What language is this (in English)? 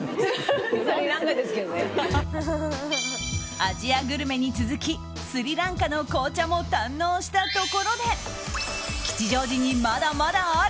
Japanese